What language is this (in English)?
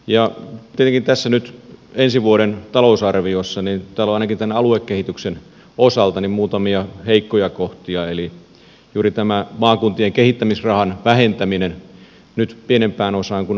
Finnish